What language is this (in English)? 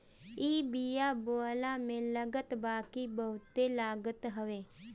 Bhojpuri